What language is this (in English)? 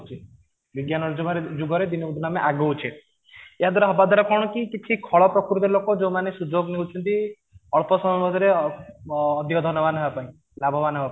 Odia